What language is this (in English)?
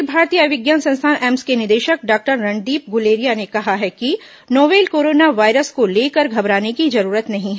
Hindi